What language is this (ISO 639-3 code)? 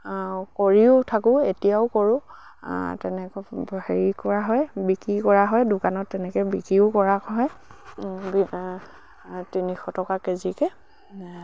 asm